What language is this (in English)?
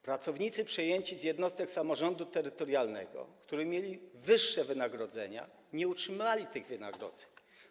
Polish